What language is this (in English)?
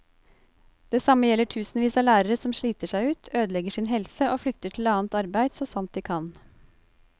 Norwegian